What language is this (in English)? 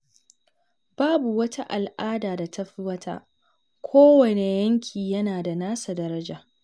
Hausa